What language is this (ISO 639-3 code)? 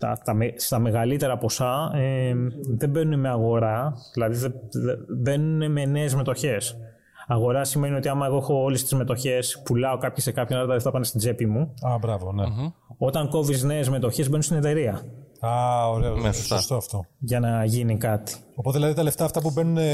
ell